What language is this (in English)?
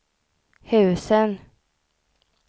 Swedish